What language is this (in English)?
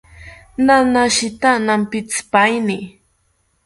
South Ucayali Ashéninka